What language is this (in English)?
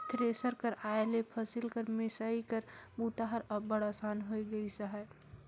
Chhattisgarhi